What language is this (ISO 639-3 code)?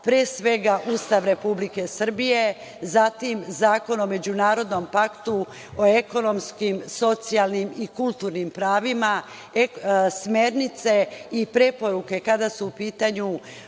srp